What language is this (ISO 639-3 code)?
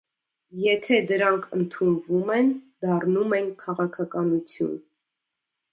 hye